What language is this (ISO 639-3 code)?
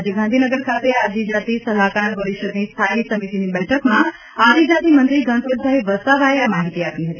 guj